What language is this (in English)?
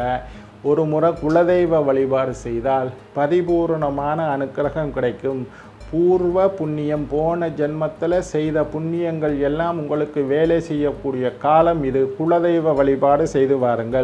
Indonesian